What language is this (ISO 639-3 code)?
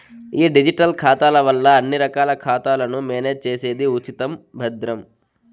tel